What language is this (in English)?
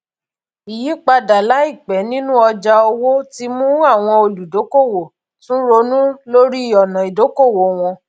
Yoruba